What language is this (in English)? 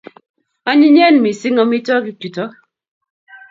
Kalenjin